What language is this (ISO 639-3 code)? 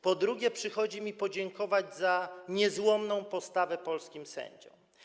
pol